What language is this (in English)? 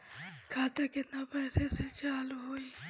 Bhojpuri